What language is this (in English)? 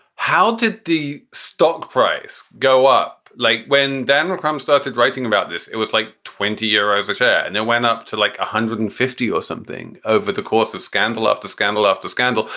English